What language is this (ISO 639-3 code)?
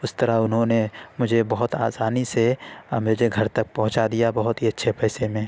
urd